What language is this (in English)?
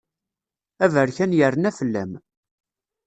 Kabyle